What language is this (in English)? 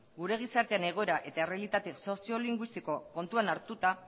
Basque